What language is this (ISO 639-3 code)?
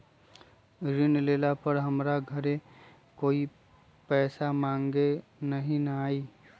mag